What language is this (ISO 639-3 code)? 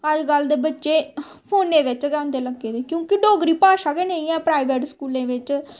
doi